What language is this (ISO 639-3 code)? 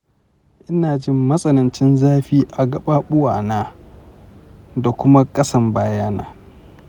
hau